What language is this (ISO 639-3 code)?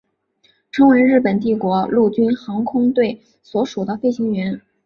zho